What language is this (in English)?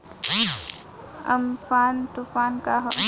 Bhojpuri